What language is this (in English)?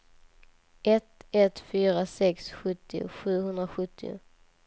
Swedish